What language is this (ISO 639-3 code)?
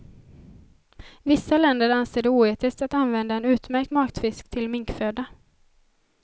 swe